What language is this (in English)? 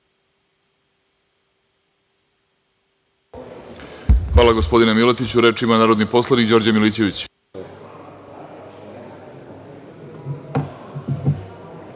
Serbian